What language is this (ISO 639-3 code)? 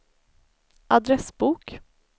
swe